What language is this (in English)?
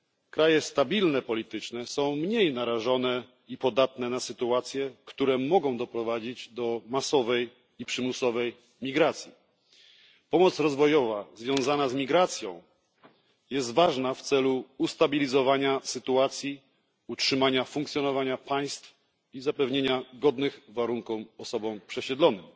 Polish